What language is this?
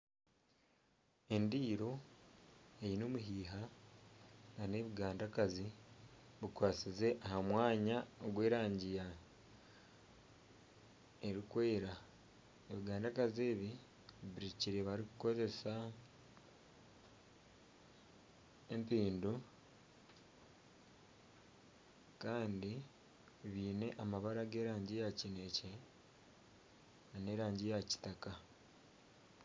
Nyankole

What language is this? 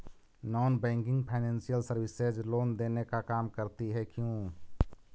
Magahi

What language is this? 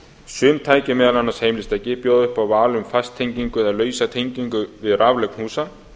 Icelandic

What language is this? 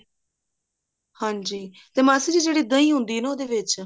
Punjabi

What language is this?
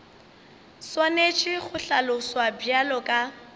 Northern Sotho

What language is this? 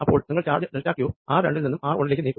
Malayalam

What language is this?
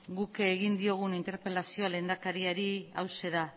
Basque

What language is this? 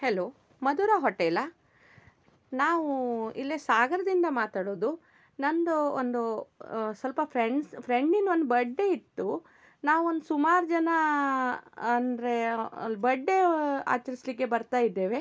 Kannada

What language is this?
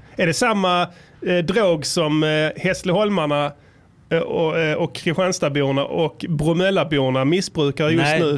Swedish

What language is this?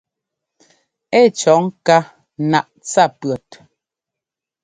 Ngomba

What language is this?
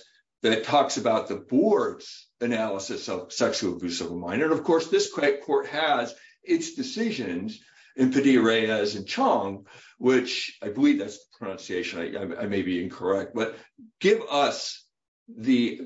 English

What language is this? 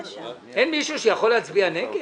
Hebrew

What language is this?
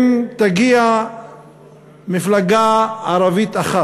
Hebrew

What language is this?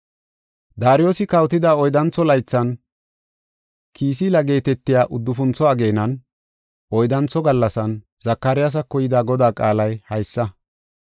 Gofa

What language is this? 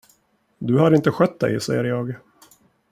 Swedish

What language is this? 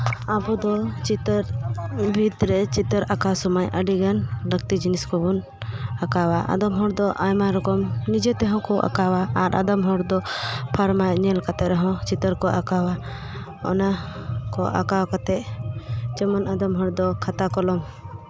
Santali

